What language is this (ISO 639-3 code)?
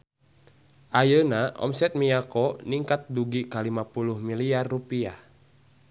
sun